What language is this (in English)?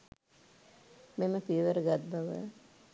Sinhala